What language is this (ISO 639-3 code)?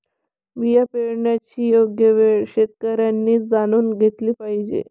mar